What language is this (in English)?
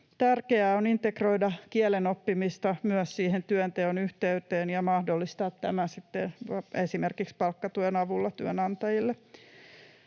Finnish